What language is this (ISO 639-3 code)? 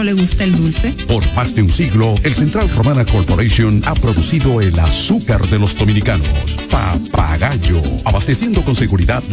spa